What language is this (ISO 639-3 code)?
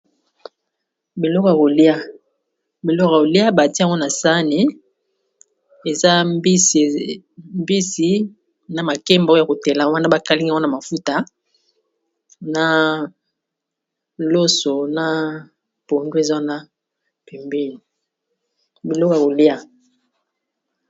lin